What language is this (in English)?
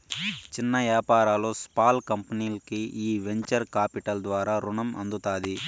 Telugu